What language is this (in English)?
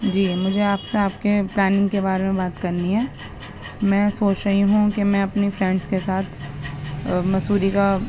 Urdu